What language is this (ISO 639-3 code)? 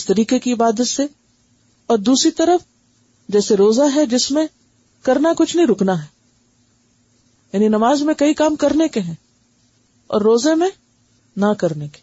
urd